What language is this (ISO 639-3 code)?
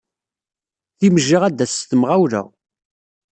kab